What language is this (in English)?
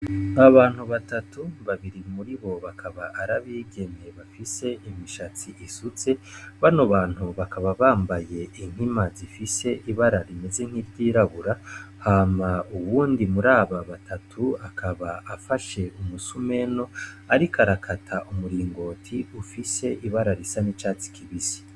Rundi